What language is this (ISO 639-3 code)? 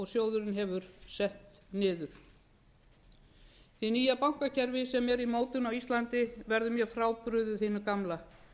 isl